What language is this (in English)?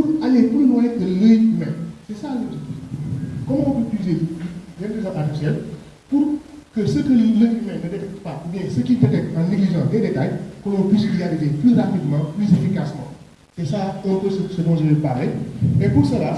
French